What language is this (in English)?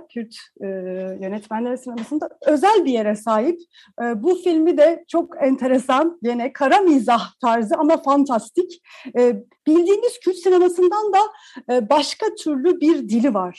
Turkish